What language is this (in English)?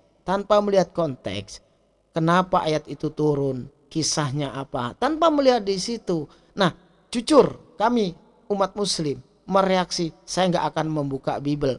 Indonesian